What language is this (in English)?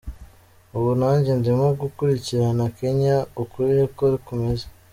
Kinyarwanda